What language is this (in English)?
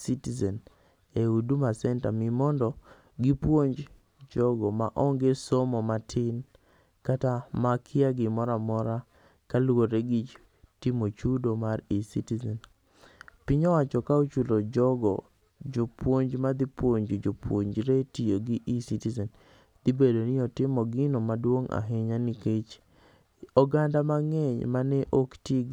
Luo (Kenya and Tanzania)